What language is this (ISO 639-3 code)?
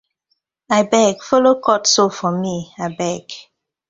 pcm